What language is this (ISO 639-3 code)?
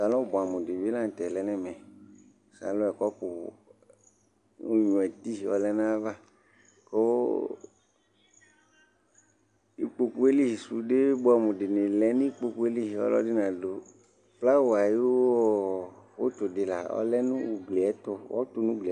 kpo